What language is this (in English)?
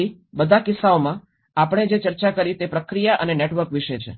Gujarati